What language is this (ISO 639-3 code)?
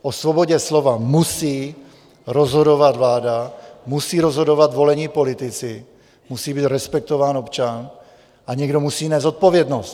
ces